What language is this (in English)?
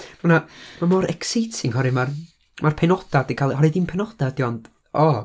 Welsh